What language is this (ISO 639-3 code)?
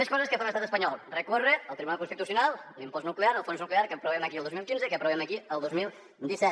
cat